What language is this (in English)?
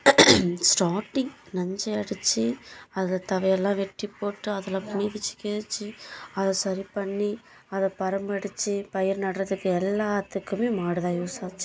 Tamil